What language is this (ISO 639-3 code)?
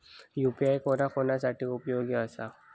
mar